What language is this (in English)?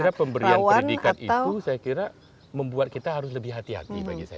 Indonesian